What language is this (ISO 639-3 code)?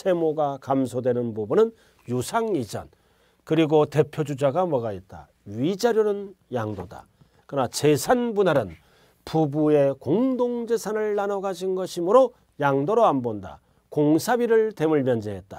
kor